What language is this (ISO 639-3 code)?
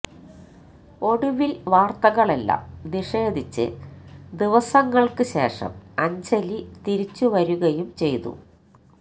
mal